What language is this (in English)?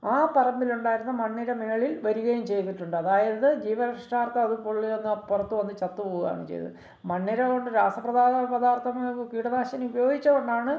Malayalam